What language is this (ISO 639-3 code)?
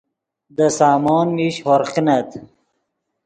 ydg